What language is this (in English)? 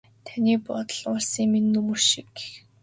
Mongolian